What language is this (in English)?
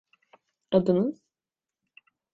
Turkish